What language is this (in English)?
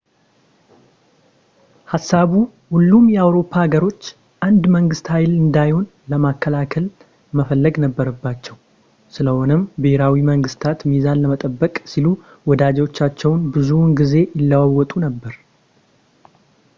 Amharic